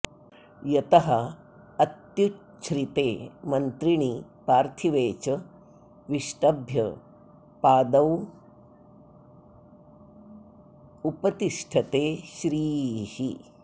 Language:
Sanskrit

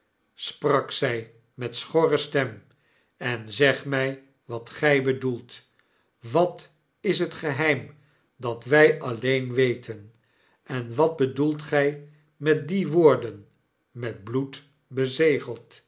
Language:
Dutch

